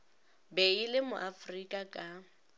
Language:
Northern Sotho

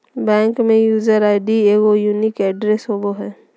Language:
Magahi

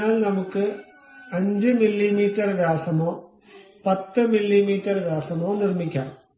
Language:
Malayalam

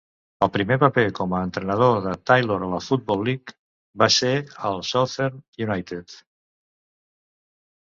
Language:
Catalan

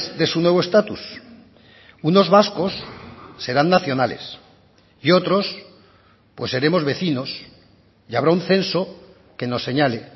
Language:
Spanish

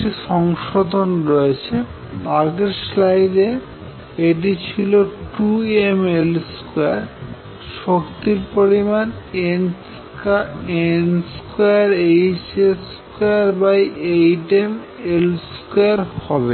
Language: Bangla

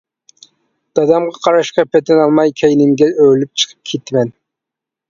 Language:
Uyghur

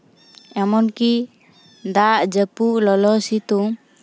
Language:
Santali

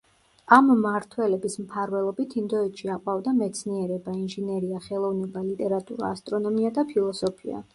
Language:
Georgian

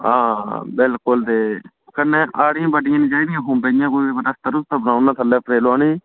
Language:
Dogri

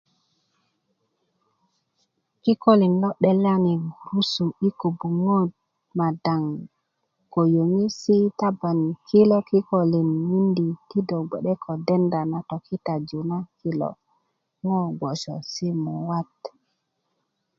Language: Kuku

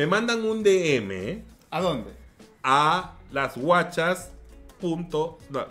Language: Spanish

